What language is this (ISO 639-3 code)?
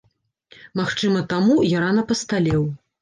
bel